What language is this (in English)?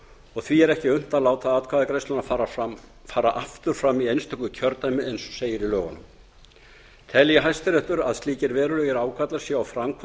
Icelandic